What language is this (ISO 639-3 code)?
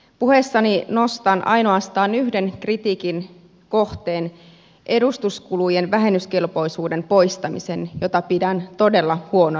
fin